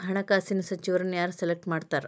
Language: Kannada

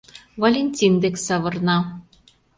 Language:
Mari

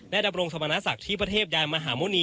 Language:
Thai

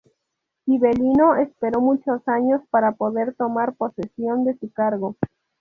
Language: Spanish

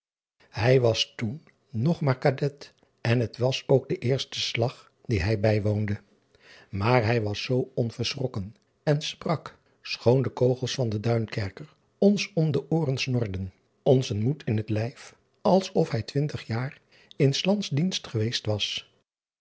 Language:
Dutch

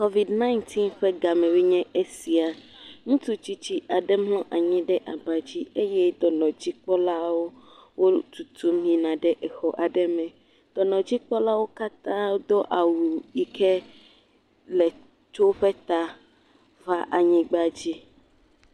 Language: Ewe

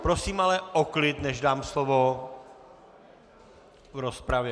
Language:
Czech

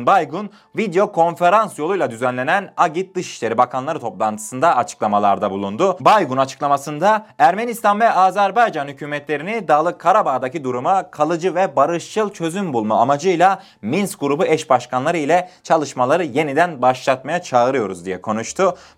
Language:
Turkish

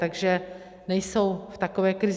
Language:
Czech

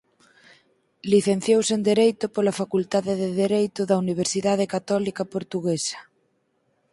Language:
Galician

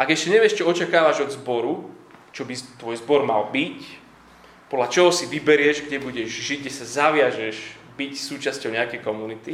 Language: Slovak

